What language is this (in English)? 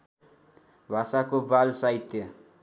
Nepali